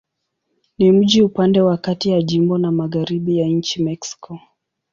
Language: Swahili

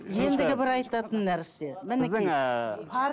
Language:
Kazakh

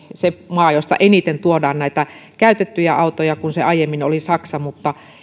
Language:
Finnish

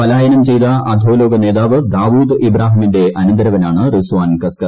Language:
Malayalam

